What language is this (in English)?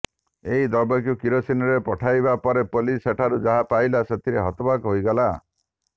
Odia